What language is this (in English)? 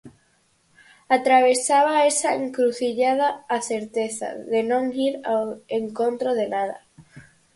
Galician